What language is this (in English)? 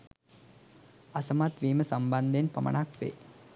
Sinhala